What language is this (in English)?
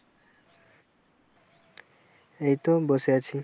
Bangla